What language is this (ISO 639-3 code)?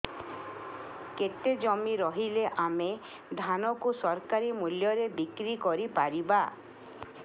ori